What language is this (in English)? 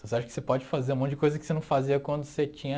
Portuguese